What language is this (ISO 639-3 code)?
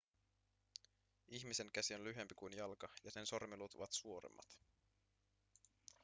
fin